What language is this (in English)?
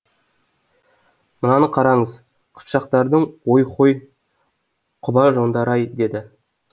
Kazakh